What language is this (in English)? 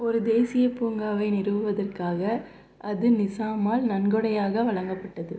Tamil